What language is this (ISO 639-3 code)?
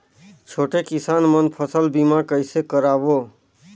hne